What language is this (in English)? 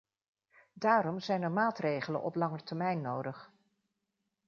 Dutch